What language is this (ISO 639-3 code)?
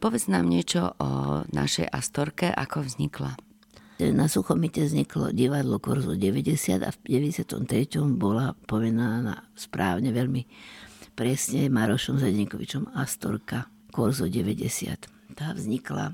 slk